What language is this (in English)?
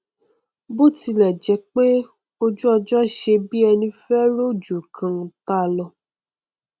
Yoruba